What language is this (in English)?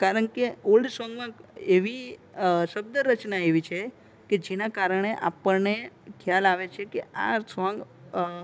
Gujarati